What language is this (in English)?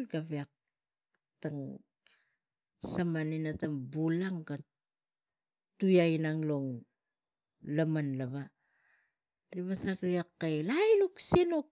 Tigak